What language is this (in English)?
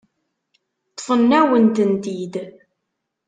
Kabyle